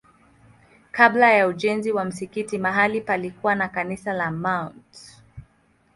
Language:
Swahili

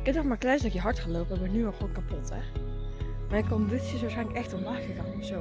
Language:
Dutch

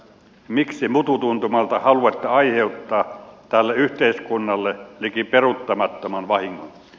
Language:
Finnish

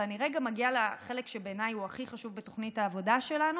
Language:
Hebrew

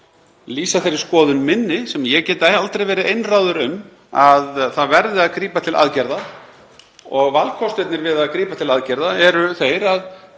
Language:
Icelandic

